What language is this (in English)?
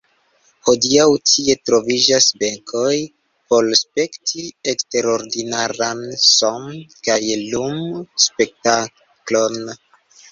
Esperanto